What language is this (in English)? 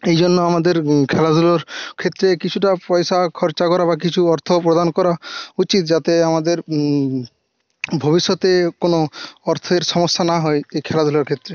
Bangla